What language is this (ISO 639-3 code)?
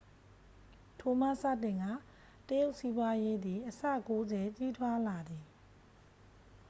mya